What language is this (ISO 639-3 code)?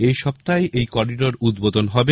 ben